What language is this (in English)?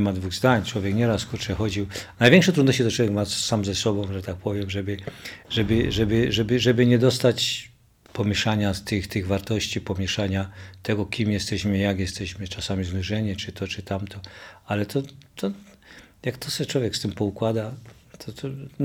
Polish